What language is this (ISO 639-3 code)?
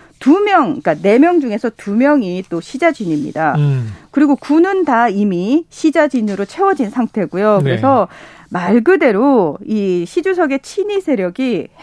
kor